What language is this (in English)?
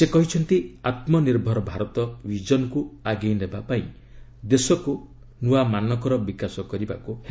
Odia